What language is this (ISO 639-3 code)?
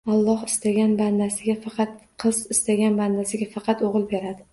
uzb